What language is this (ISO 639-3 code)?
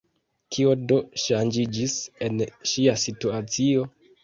epo